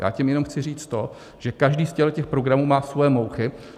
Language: Czech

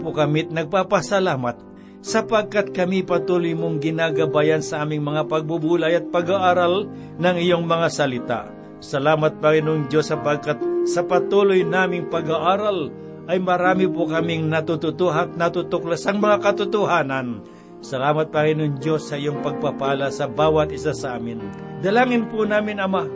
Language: Filipino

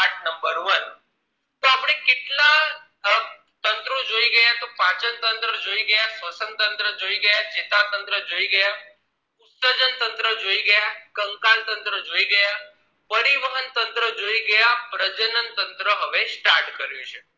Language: Gujarati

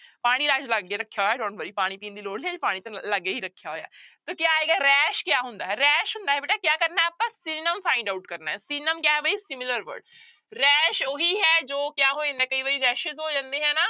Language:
Punjabi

